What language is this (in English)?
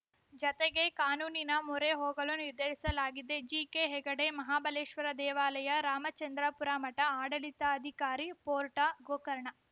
Kannada